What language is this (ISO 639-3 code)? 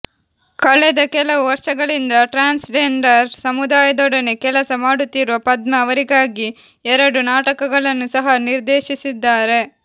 kan